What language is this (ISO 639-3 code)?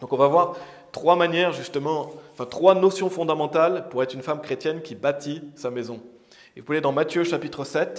fra